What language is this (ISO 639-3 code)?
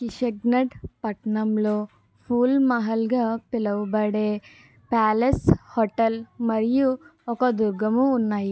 tel